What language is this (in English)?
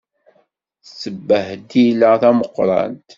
Kabyle